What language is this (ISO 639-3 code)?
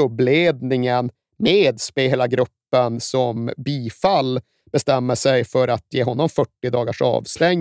swe